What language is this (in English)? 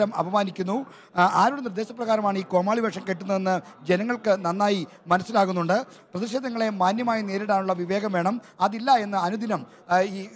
Malayalam